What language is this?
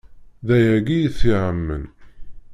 Kabyle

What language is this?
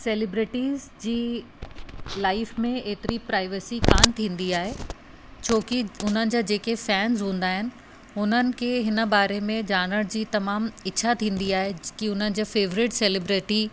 Sindhi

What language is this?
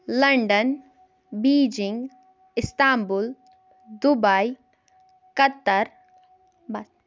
Kashmiri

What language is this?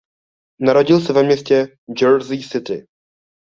Czech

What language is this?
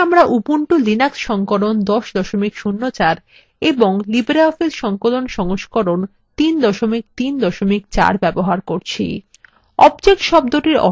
Bangla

